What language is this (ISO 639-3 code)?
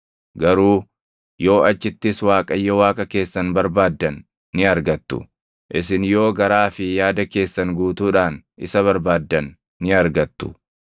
orm